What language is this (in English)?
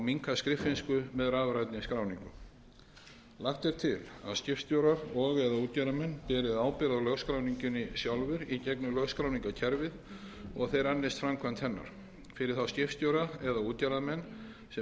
Icelandic